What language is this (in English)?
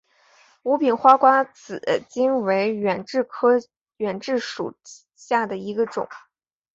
Chinese